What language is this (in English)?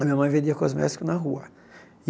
Portuguese